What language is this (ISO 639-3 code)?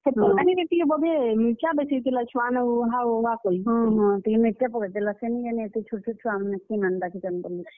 ori